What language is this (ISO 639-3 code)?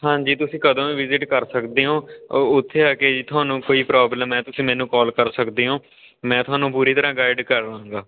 pan